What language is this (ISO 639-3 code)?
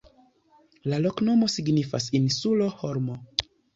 epo